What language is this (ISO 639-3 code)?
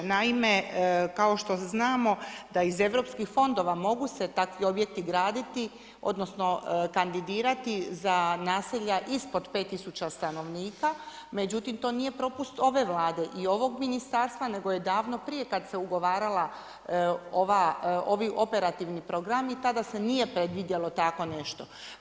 hrv